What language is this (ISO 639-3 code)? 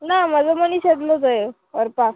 kok